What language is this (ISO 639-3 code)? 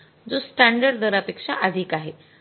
mar